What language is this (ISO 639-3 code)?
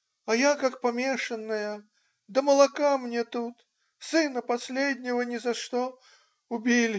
rus